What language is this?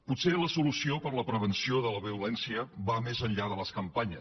Catalan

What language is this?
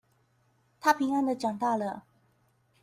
Chinese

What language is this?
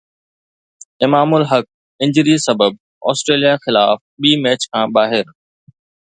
Sindhi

